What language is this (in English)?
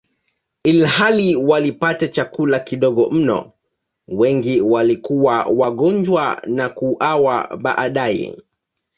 Swahili